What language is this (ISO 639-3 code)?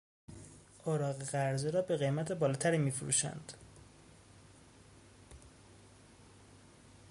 fas